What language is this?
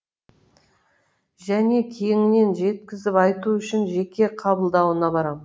Kazakh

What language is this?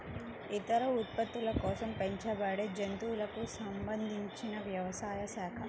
Telugu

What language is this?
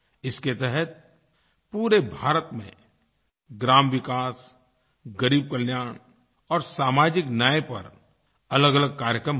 Hindi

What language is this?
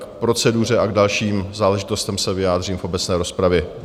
Czech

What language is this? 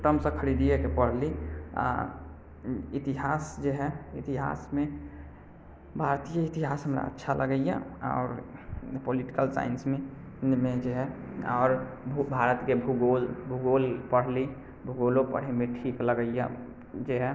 Maithili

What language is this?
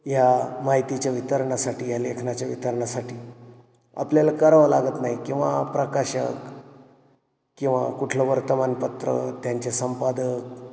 Marathi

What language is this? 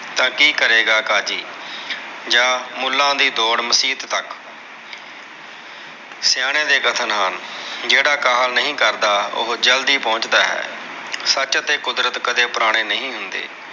Punjabi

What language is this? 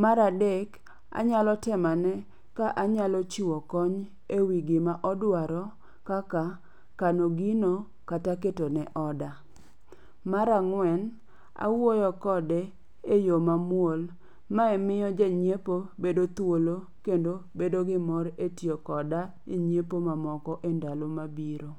Luo (Kenya and Tanzania)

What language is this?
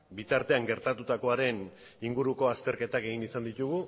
Basque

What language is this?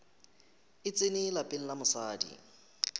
Northern Sotho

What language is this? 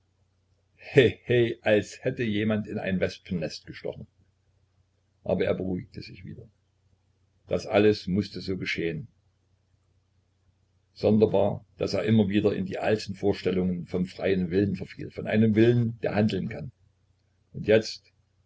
German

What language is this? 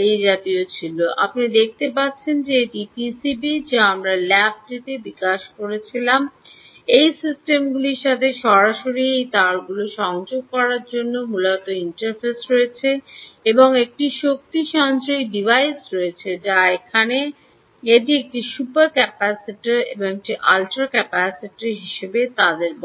Bangla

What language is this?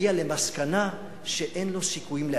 Hebrew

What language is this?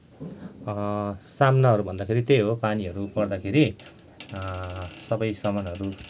Nepali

